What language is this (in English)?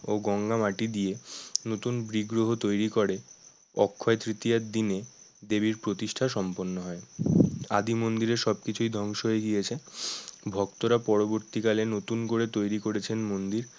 Bangla